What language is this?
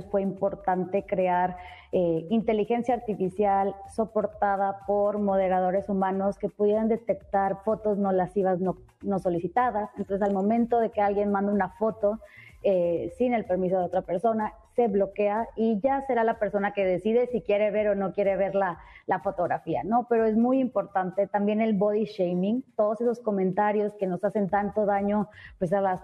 Spanish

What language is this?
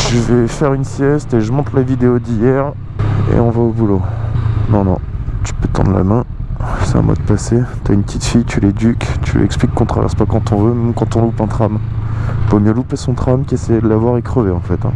French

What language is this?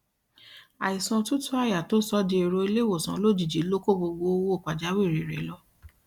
Yoruba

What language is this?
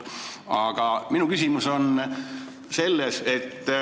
Estonian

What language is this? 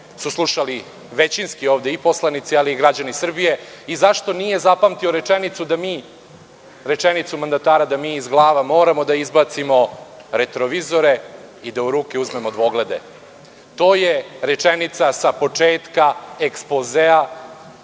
Serbian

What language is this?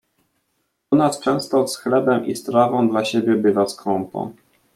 Polish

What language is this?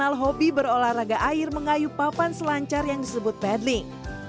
Indonesian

